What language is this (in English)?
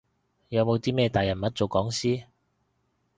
Cantonese